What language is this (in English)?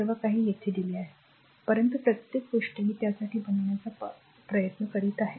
Marathi